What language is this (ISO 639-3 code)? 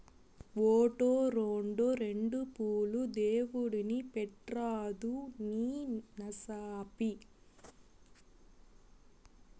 tel